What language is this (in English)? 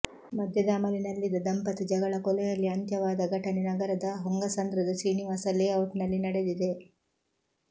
Kannada